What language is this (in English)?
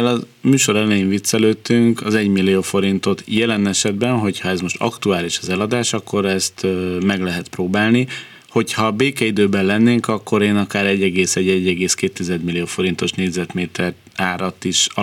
Hungarian